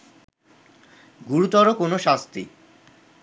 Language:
Bangla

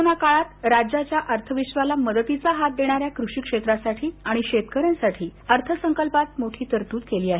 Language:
Marathi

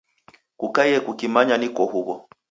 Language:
Taita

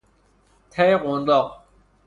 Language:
Persian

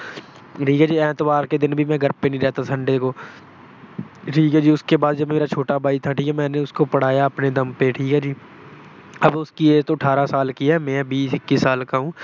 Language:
Punjabi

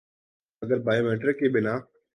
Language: Urdu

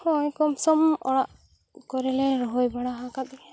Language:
Santali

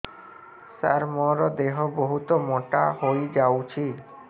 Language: Odia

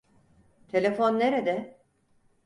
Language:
Turkish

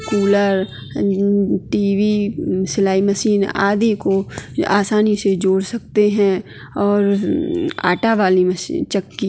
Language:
Hindi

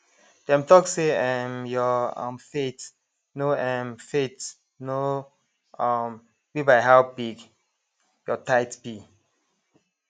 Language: Nigerian Pidgin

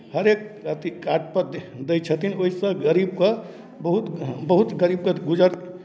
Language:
Maithili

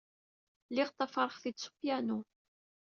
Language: Kabyle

